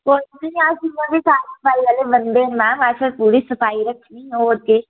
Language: Dogri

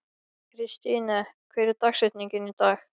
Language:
Icelandic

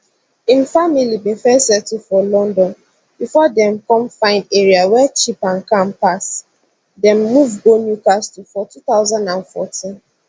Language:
Nigerian Pidgin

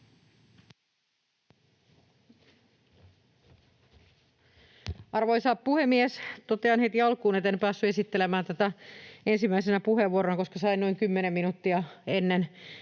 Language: Finnish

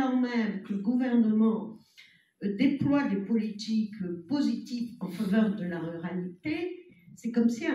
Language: French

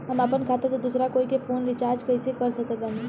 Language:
Bhojpuri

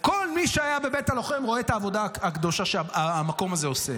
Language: Hebrew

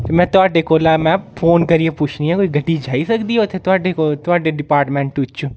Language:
Dogri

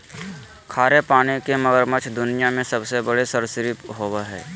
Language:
Magahi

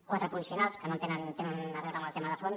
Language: Catalan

